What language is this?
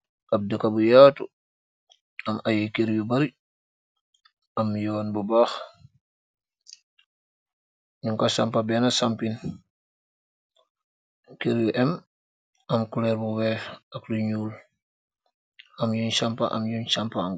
Wolof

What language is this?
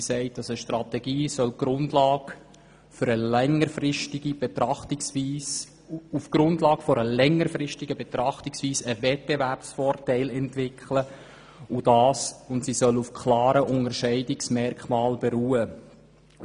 Swiss German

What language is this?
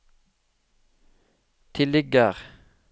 Norwegian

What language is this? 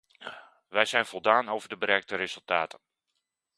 Dutch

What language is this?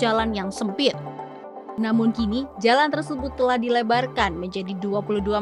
Indonesian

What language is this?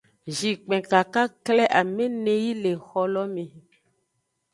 Aja (Benin)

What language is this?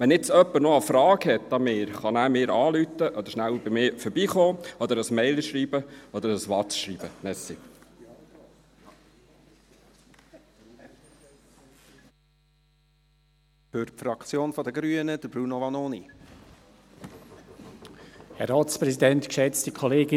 Swiss German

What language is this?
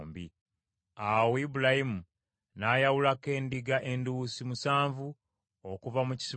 Ganda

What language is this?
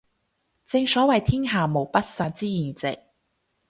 Cantonese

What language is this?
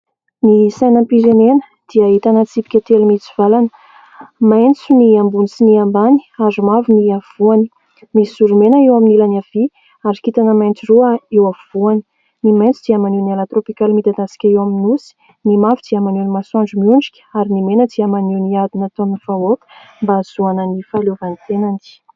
Malagasy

